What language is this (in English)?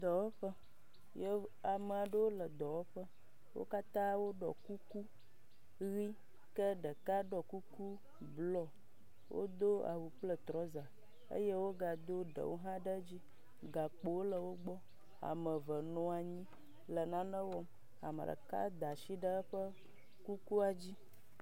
Ewe